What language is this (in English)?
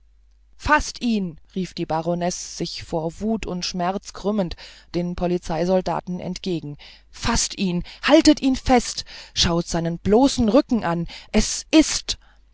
German